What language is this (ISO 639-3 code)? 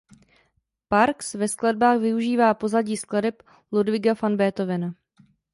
ces